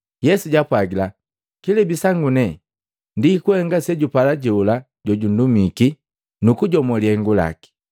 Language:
Matengo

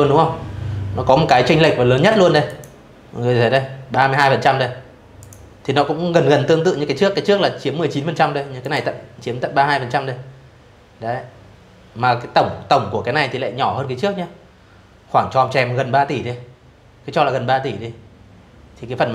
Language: Vietnamese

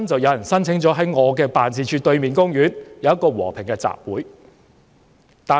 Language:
Cantonese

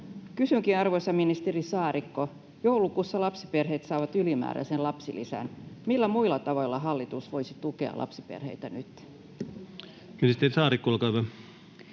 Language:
Finnish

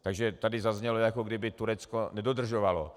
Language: Czech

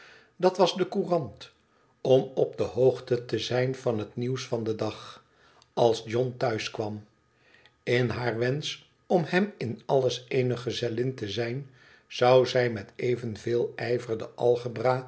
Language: Dutch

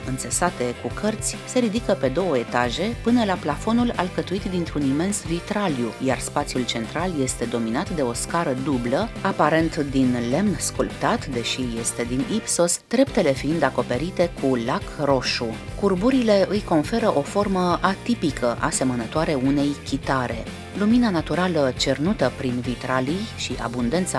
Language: Romanian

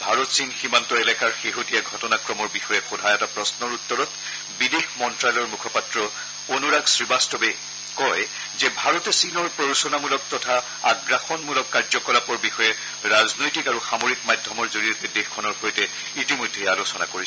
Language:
Assamese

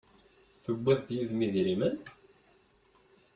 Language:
Kabyle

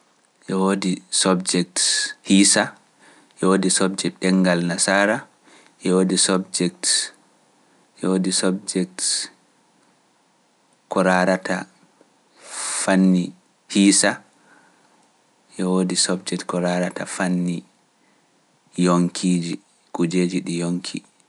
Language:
Pular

